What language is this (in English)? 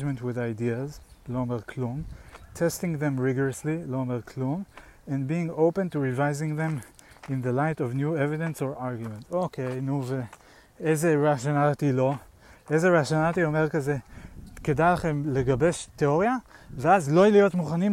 Hebrew